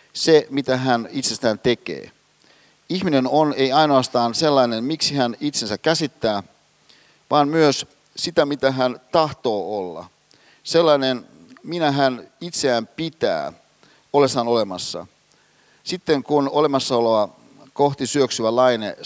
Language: Finnish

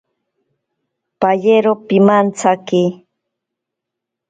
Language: Ashéninka Perené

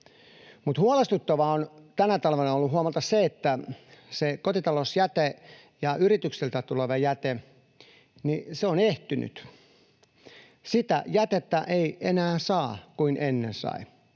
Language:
Finnish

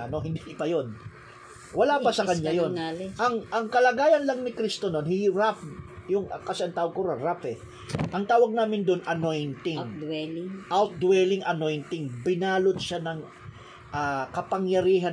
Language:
Filipino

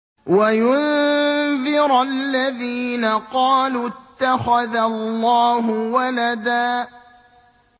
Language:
Arabic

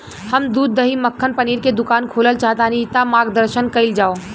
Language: Bhojpuri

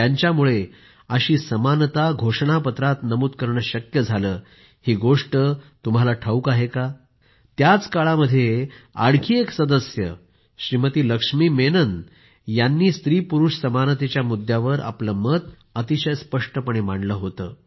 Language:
Marathi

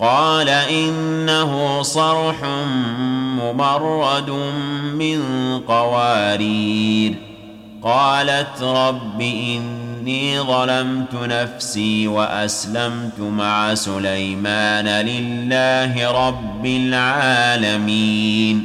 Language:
Arabic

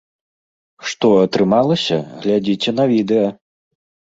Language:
Belarusian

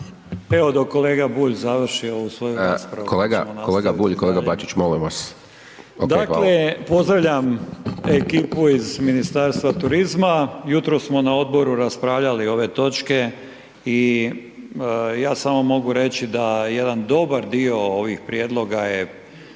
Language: Croatian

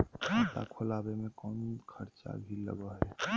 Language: Magahi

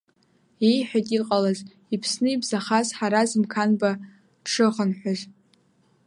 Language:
Abkhazian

